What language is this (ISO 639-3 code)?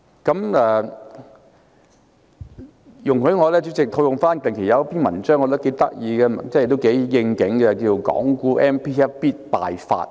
yue